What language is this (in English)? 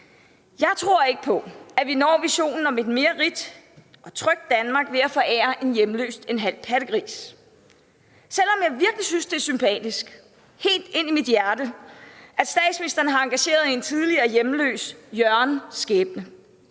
Danish